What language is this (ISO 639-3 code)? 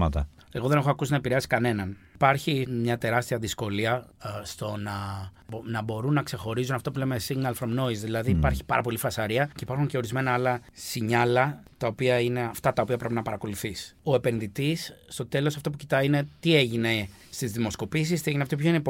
ell